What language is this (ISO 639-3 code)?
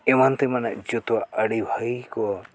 sat